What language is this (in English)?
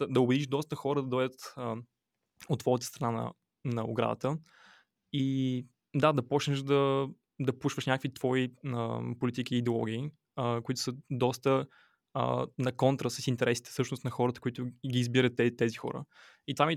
Bulgarian